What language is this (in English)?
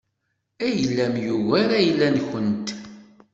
Kabyle